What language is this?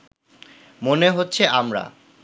Bangla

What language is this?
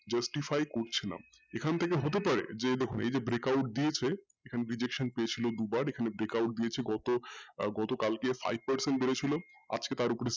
Bangla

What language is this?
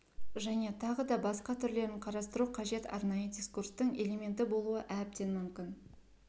Kazakh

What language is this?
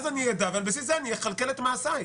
Hebrew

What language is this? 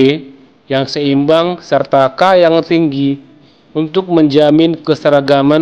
Indonesian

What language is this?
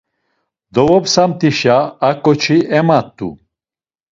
Laz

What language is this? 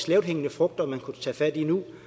Danish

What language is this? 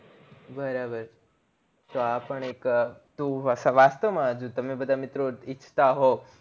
Gujarati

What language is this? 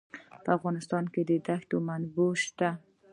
Pashto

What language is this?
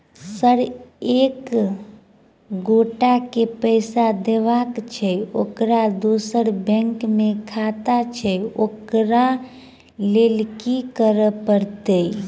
Maithili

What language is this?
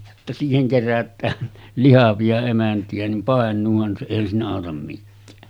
Finnish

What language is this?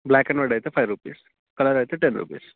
Telugu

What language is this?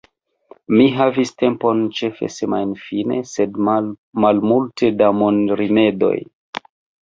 Esperanto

